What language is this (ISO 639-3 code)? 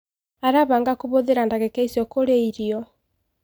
kik